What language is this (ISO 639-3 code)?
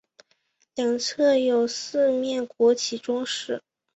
zho